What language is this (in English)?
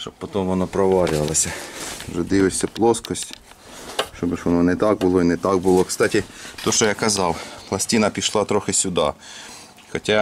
Ukrainian